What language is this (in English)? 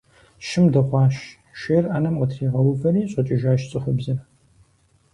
Kabardian